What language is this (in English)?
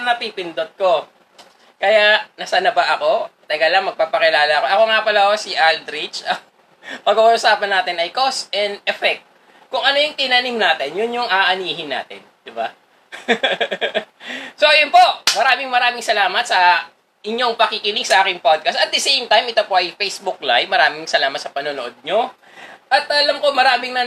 Filipino